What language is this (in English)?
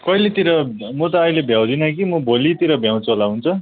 Nepali